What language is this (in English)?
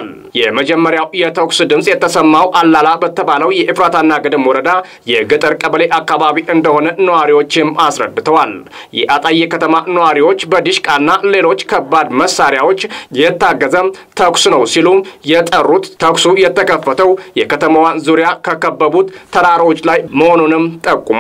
Romanian